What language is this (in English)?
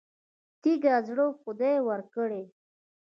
Pashto